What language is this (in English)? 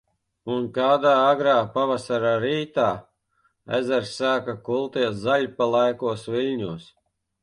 Latvian